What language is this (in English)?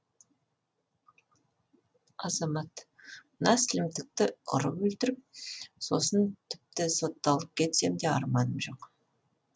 Kazakh